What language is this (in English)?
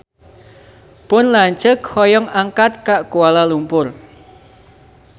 Sundanese